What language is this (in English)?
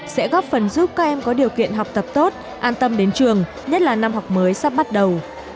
Vietnamese